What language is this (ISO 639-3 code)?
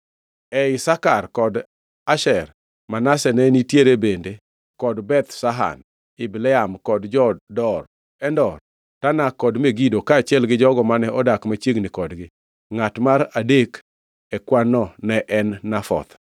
luo